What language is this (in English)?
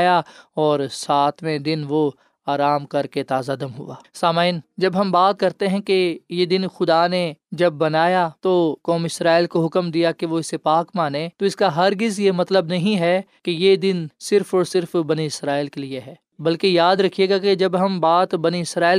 Urdu